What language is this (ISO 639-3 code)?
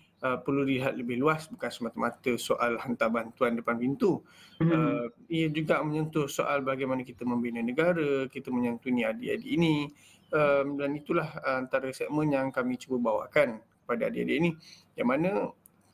msa